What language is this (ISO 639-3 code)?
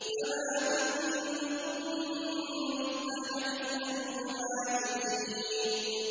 ara